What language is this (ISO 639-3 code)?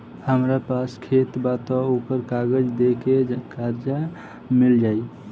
bho